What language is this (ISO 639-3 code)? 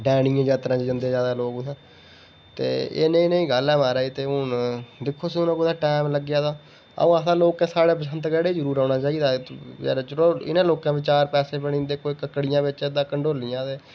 doi